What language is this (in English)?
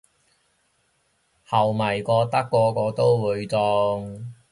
Cantonese